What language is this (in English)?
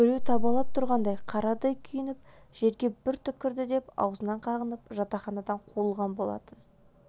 Kazakh